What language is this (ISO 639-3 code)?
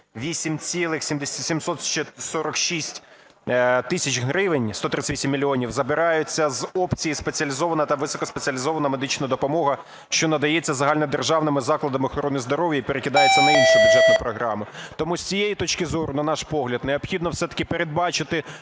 ukr